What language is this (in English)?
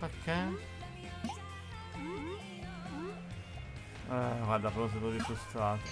Italian